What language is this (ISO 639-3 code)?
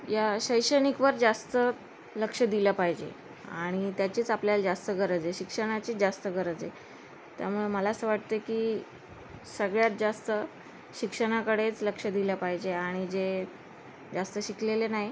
mar